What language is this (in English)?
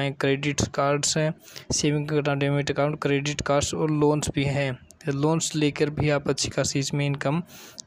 Hindi